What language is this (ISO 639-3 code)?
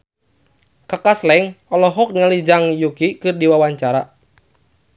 sun